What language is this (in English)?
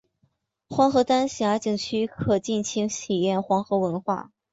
Chinese